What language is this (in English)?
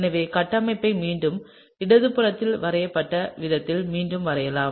Tamil